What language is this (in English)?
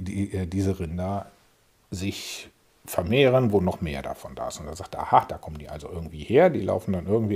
German